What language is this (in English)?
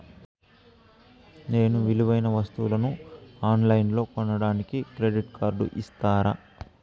Telugu